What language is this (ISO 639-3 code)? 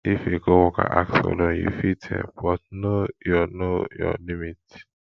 pcm